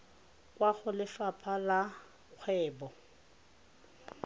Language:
Tswana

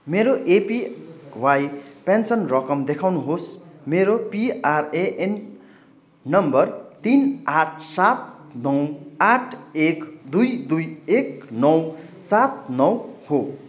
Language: Nepali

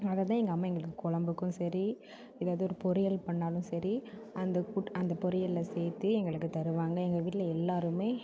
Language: Tamil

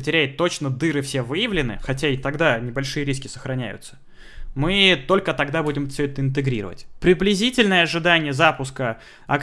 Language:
Russian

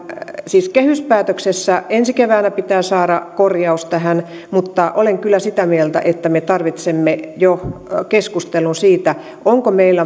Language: Finnish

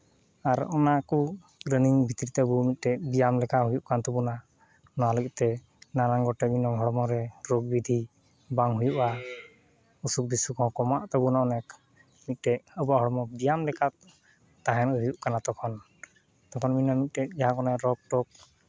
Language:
Santali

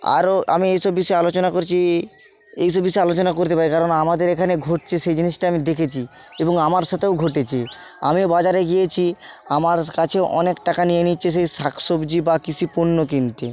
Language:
Bangla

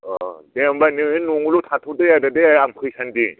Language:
Bodo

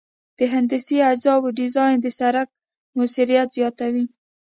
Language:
Pashto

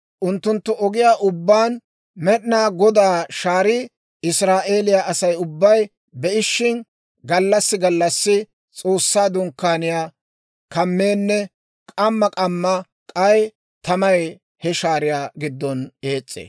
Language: Dawro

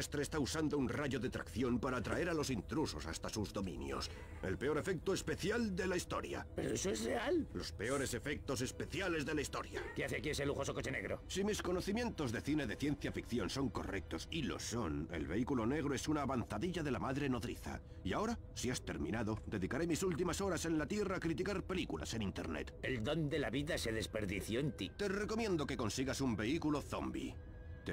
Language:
Spanish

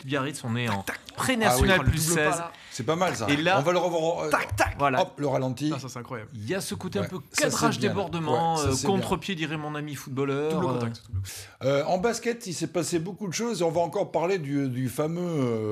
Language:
French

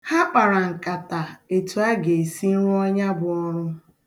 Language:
Igbo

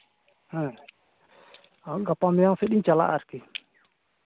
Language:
Santali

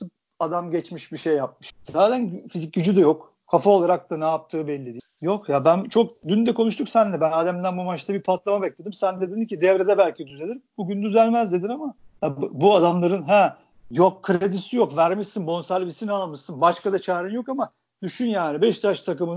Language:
Turkish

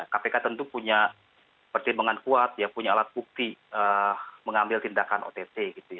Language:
Indonesian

